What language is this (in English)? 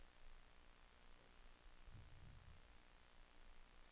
Swedish